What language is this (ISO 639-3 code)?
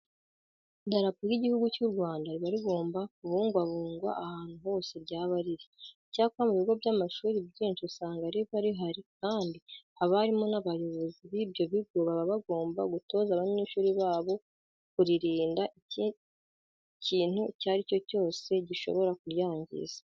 kin